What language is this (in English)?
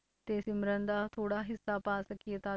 Punjabi